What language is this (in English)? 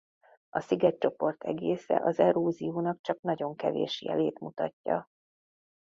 Hungarian